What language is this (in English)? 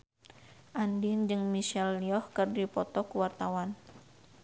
Sundanese